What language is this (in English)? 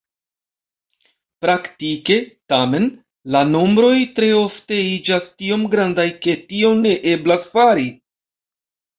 Esperanto